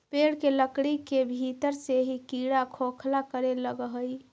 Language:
Magahi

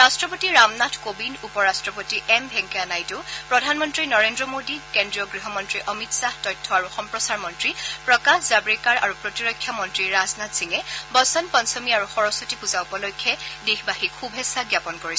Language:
Assamese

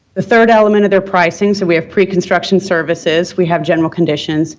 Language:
English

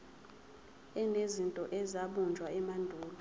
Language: Zulu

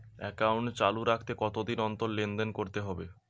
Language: Bangla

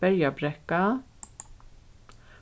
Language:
Faroese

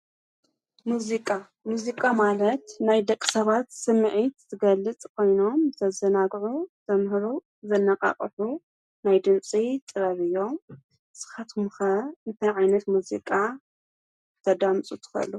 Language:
Tigrinya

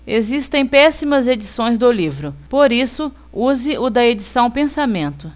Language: Portuguese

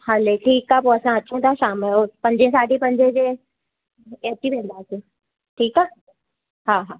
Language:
Sindhi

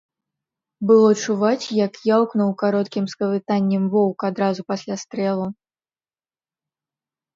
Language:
Belarusian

